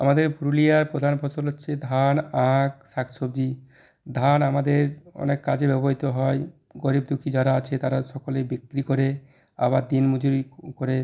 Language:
Bangla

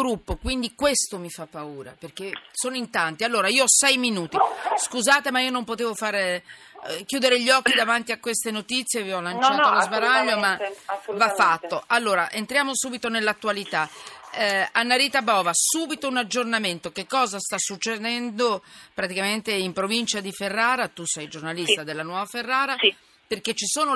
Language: Italian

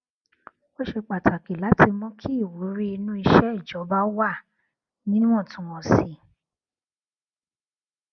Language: Yoruba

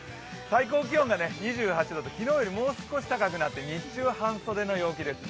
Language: Japanese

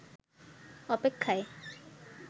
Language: Bangla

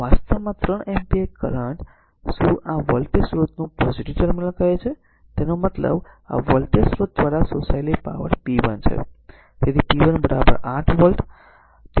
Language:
Gujarati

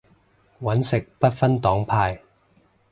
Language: Cantonese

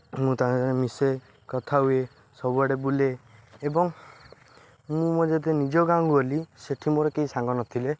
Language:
Odia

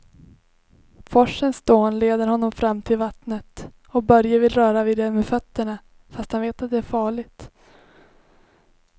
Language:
Swedish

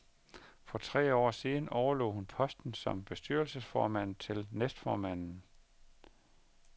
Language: Danish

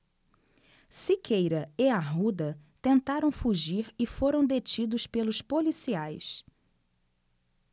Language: Portuguese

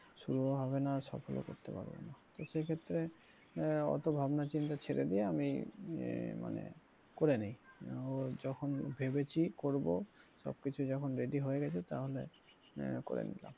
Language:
Bangla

